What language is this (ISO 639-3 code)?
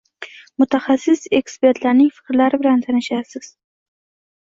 uzb